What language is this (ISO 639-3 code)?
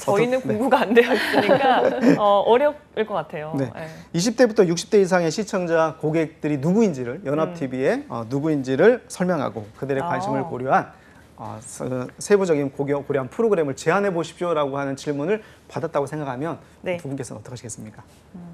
kor